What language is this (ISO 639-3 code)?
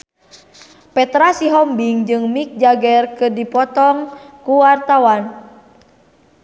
sun